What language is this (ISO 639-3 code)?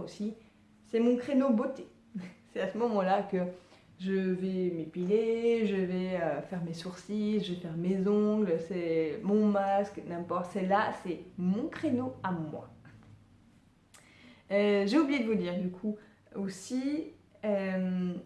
fra